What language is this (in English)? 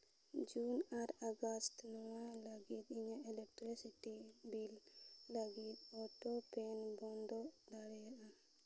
Santali